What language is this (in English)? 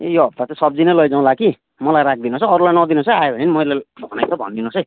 Nepali